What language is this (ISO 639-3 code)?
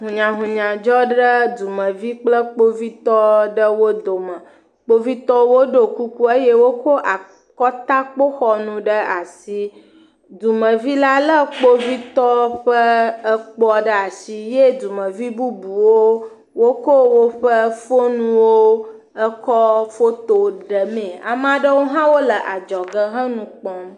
ewe